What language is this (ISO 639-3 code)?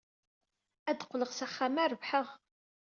kab